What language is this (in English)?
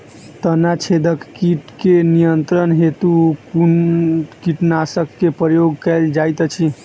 Maithili